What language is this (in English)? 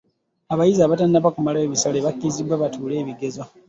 Ganda